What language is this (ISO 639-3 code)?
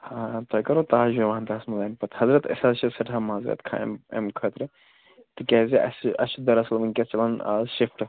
kas